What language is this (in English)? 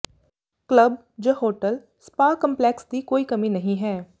Punjabi